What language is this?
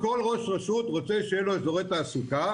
Hebrew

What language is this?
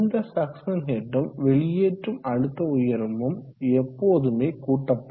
Tamil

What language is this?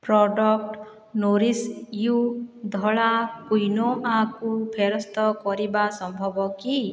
Odia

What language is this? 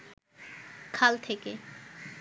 Bangla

